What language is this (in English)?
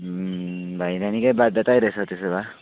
Nepali